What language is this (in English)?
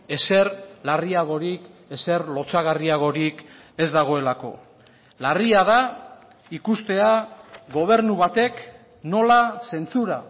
Basque